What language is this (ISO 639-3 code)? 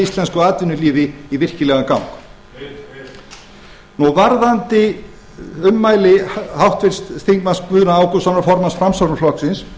isl